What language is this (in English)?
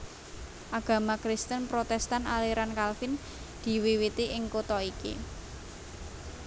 Javanese